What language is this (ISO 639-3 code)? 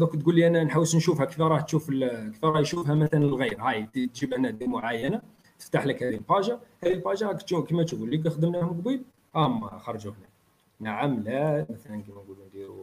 ara